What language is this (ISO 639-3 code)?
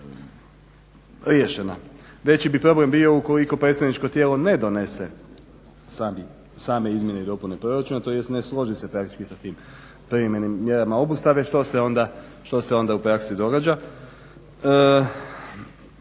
hrv